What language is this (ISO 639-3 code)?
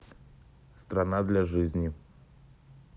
rus